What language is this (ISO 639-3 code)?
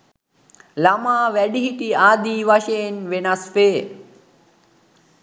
sin